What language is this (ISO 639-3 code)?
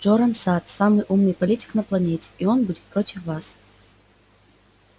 rus